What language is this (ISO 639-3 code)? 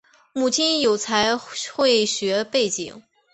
zho